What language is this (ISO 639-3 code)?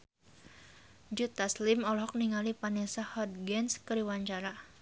sun